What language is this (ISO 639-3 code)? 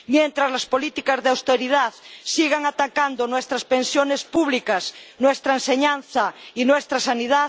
spa